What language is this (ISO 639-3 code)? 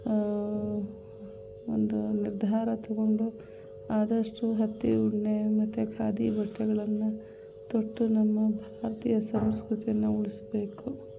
kan